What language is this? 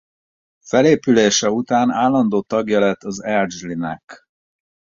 Hungarian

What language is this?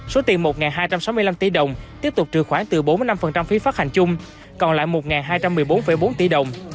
Vietnamese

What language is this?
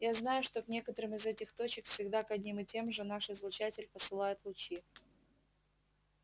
Russian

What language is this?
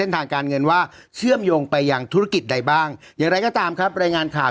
Thai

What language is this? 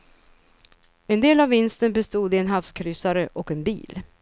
Swedish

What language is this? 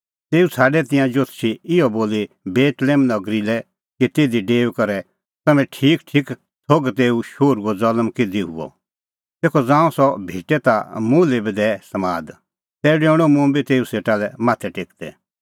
Kullu Pahari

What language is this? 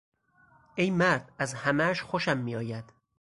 Persian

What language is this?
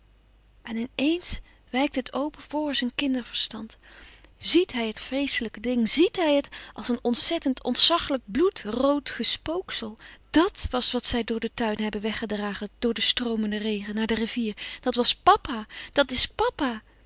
Dutch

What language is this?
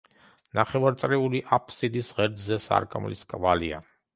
Georgian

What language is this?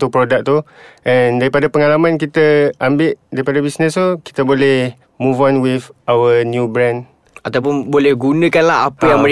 Malay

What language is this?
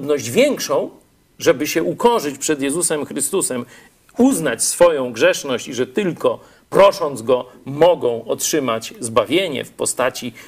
Polish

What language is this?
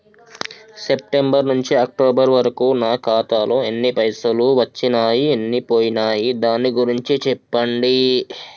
Telugu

